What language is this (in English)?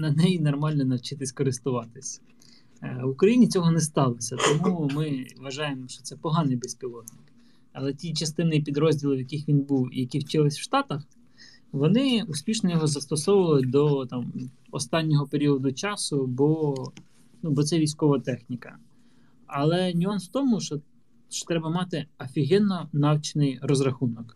Ukrainian